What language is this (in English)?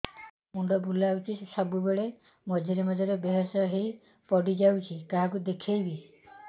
Odia